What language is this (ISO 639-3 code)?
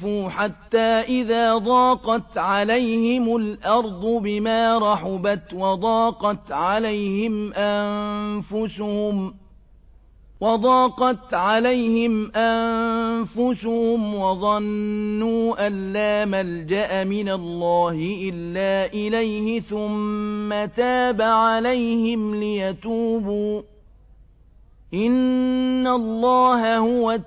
ara